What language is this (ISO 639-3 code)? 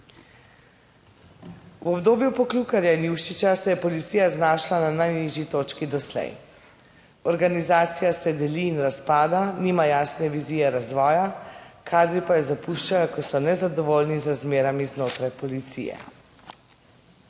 slv